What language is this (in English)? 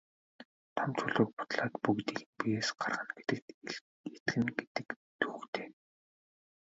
Mongolian